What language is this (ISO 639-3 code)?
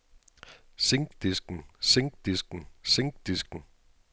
dan